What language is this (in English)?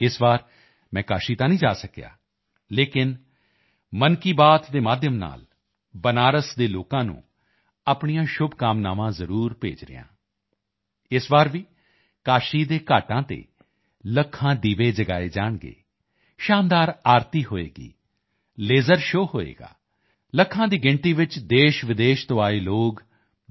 Punjabi